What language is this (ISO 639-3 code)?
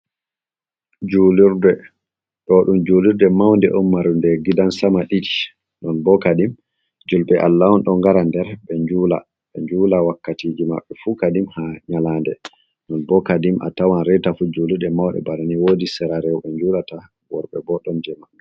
ful